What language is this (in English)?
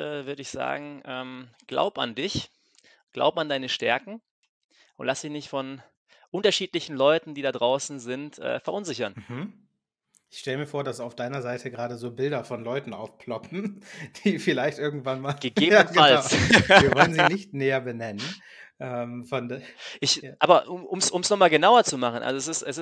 German